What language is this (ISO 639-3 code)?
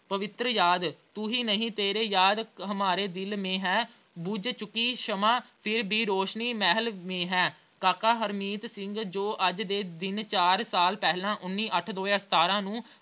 pan